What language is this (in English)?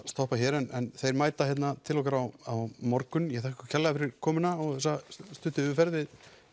Icelandic